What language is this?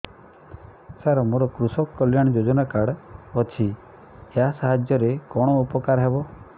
Odia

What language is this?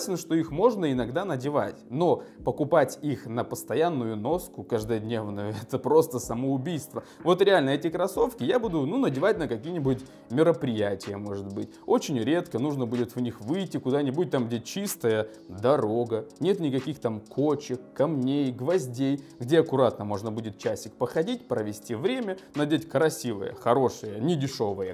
Russian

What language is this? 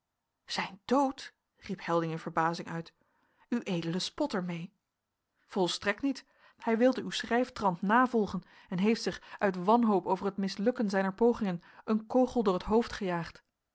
Dutch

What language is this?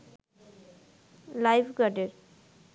Bangla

